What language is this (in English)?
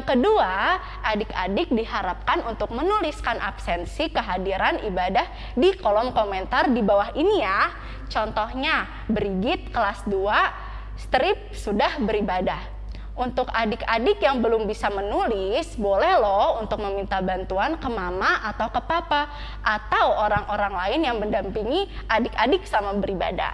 Indonesian